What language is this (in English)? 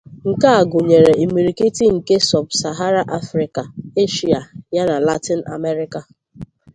Igbo